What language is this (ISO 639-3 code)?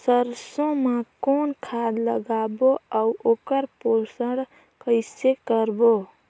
hne